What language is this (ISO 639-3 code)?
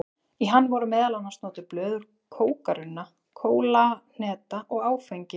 isl